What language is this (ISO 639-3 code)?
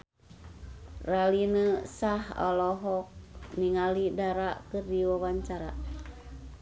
sun